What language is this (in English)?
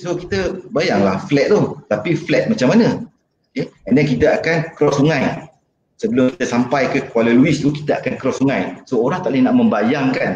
Malay